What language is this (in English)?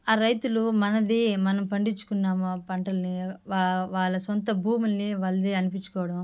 Telugu